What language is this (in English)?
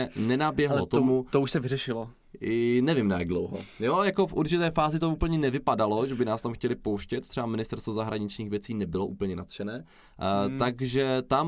Czech